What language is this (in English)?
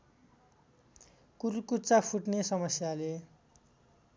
Nepali